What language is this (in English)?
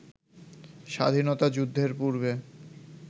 Bangla